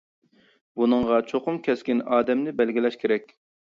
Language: Uyghur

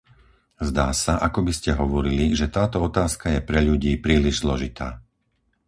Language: Slovak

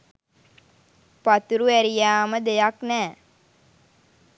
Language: Sinhala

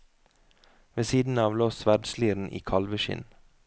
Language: Norwegian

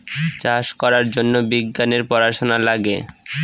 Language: Bangla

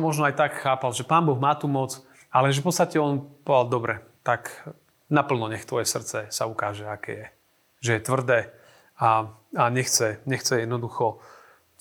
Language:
Slovak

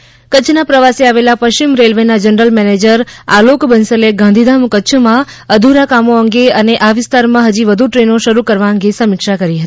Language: Gujarati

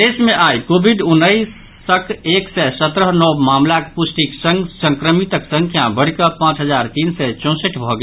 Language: Maithili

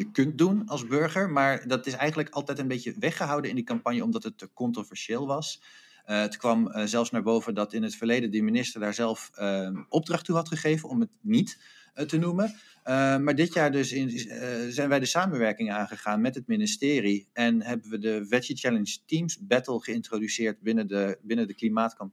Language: Dutch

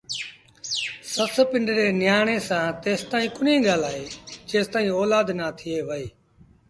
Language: Sindhi Bhil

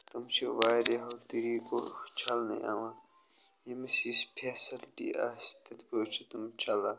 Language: Kashmiri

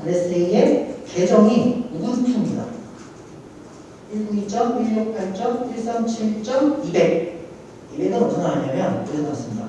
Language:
Korean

